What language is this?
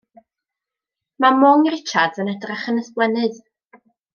Welsh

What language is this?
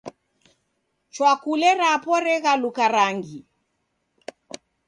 Taita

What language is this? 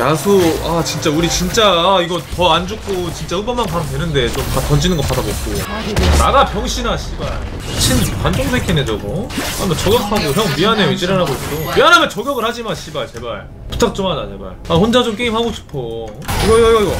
Korean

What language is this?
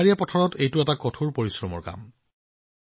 Assamese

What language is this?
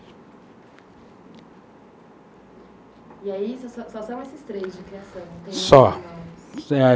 Portuguese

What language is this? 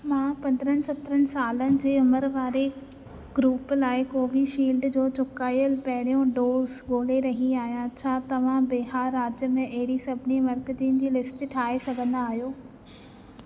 Sindhi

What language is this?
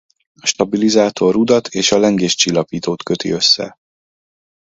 Hungarian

